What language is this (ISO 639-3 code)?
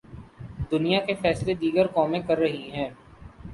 urd